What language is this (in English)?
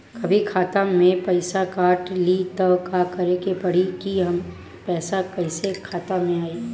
Bhojpuri